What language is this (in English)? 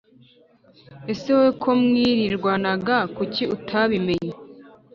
Kinyarwanda